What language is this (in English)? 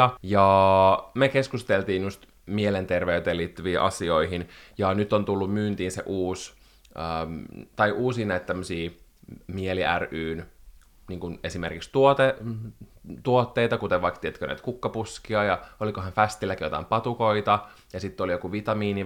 Finnish